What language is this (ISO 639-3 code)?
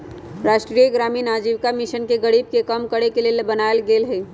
mag